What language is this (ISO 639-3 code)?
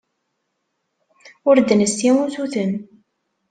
kab